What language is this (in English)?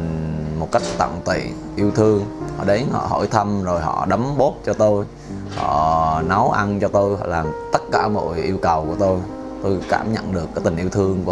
Vietnamese